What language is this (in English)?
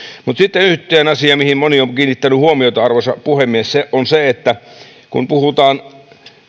Finnish